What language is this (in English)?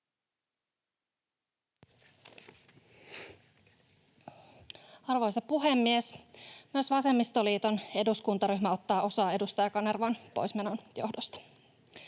Finnish